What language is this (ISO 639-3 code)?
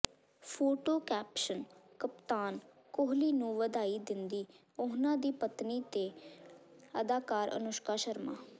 pan